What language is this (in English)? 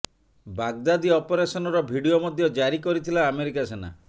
Odia